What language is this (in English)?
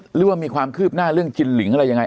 Thai